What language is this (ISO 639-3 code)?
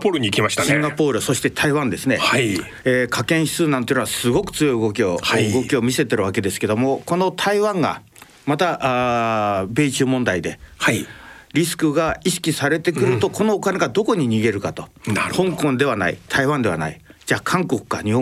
jpn